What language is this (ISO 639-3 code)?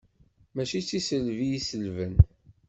kab